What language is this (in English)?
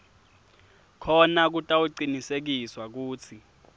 Swati